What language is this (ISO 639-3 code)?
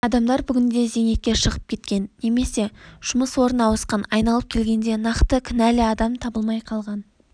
kaz